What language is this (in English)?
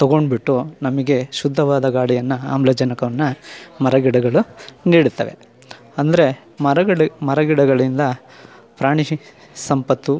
Kannada